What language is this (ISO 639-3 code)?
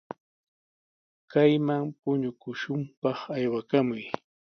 qws